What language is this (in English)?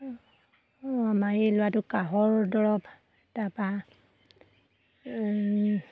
Assamese